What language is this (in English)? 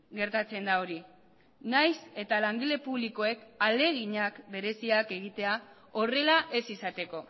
Basque